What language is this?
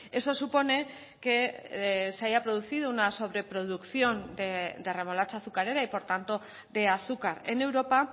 Spanish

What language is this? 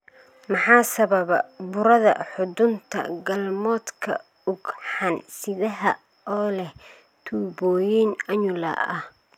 Somali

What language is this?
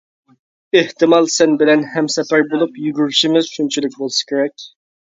Uyghur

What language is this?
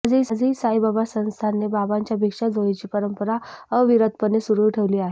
Marathi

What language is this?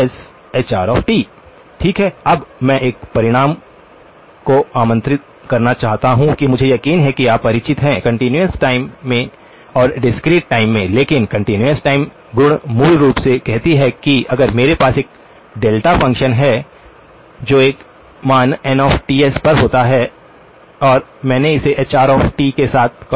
Hindi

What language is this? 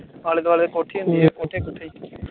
Punjabi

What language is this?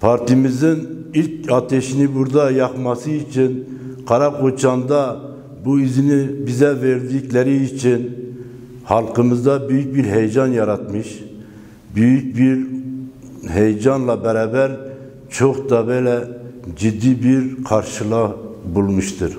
Turkish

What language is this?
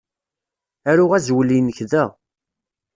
Kabyle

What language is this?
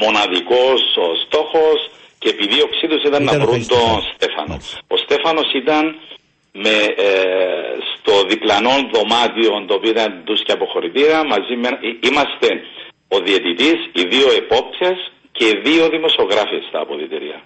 Greek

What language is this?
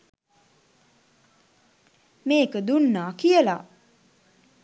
Sinhala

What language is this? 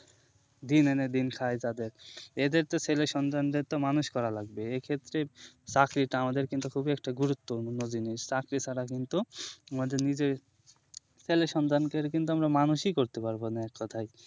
Bangla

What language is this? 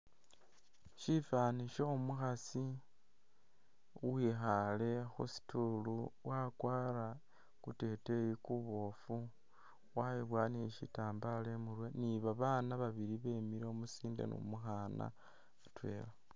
Masaaba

